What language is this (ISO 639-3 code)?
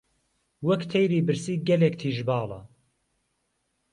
ckb